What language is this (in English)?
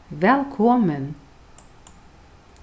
Faroese